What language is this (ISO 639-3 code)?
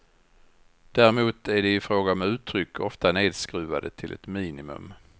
swe